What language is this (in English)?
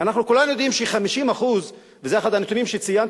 Hebrew